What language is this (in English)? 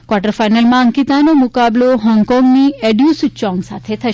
Gujarati